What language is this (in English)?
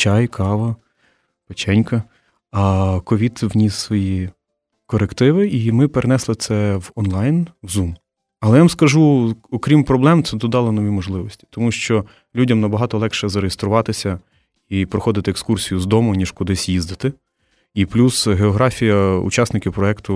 Ukrainian